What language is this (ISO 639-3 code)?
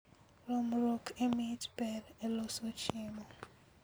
luo